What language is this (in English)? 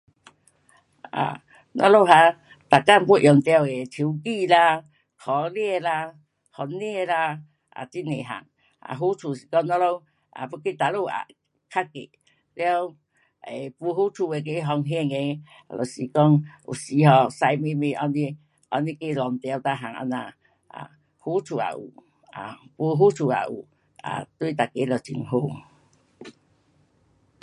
Pu-Xian Chinese